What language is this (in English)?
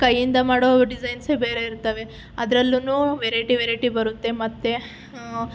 Kannada